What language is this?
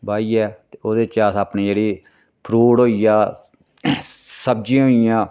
Dogri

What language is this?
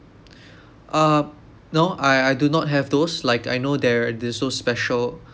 English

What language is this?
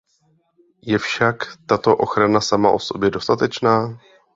Czech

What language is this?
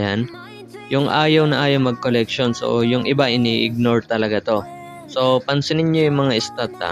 Filipino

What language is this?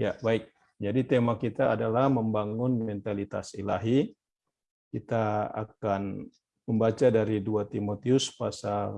Indonesian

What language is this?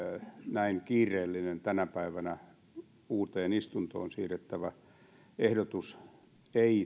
Finnish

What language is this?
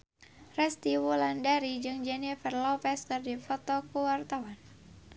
Sundanese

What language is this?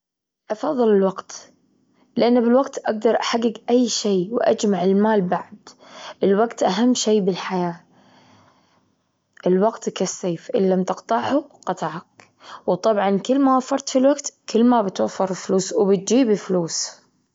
Gulf Arabic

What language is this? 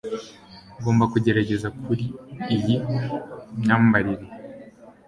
Kinyarwanda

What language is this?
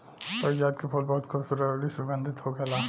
Bhojpuri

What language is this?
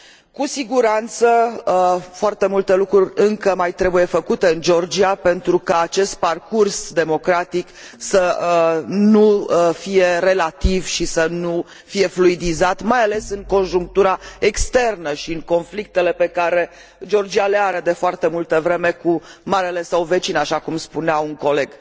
Romanian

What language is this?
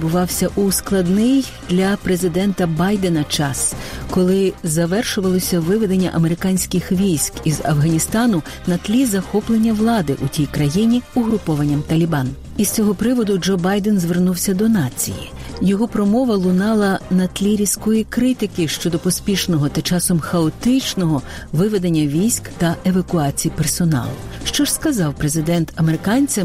Ukrainian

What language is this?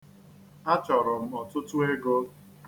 Igbo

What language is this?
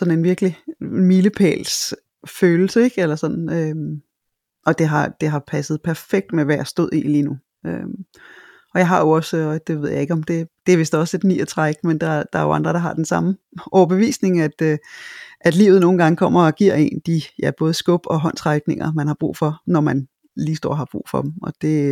Danish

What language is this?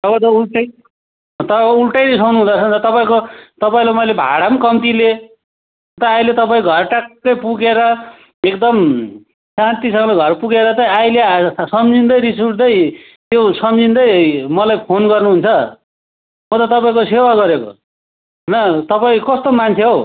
Nepali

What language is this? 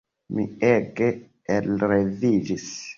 Esperanto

